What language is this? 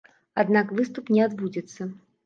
Belarusian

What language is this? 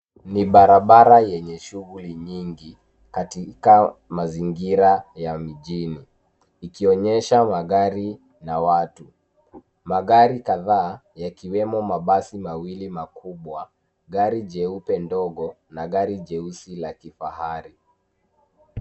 Swahili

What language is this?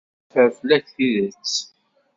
Kabyle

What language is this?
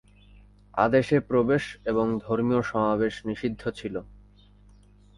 Bangla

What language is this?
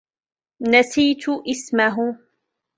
Arabic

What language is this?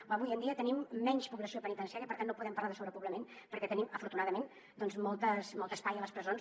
Catalan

